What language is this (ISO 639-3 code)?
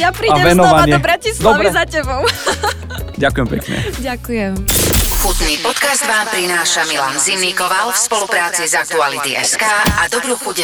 slk